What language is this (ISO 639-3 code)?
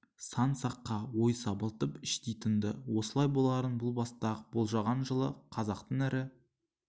kaz